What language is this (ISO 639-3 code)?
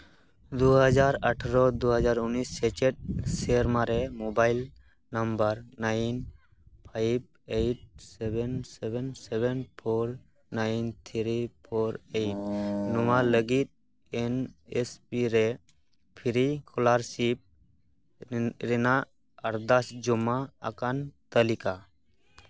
sat